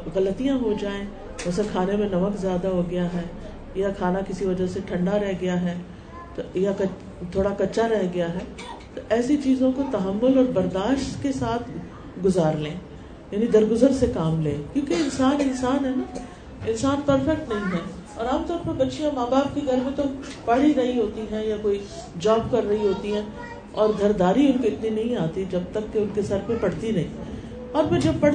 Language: Urdu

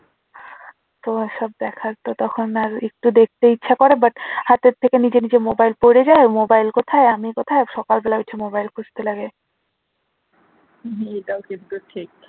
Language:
Bangla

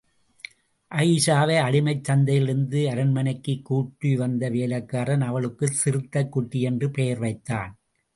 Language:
Tamil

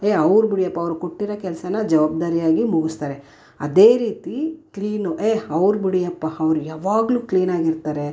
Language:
Kannada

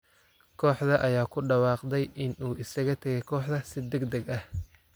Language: Somali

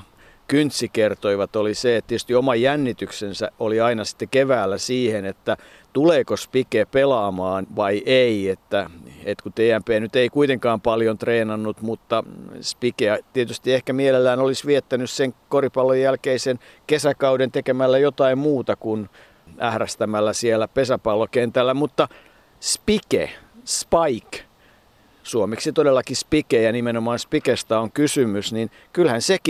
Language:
Finnish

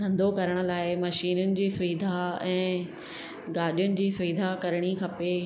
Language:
Sindhi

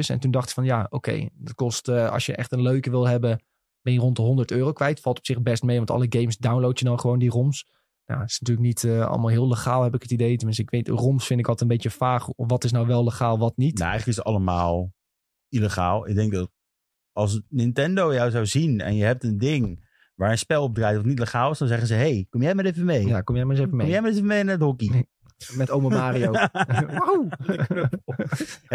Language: Dutch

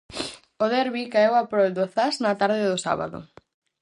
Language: Galician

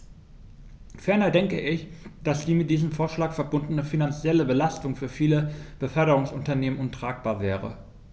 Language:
German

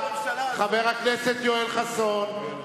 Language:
Hebrew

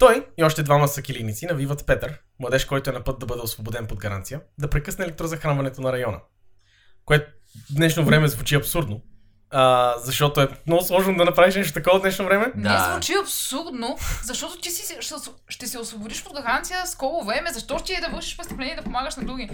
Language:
Bulgarian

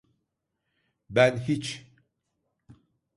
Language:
Turkish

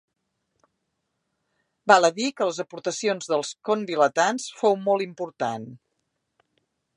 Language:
Catalan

